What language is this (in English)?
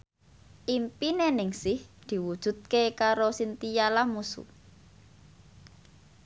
Javanese